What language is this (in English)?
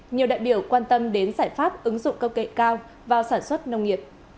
Vietnamese